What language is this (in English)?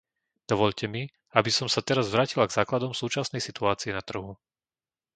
Slovak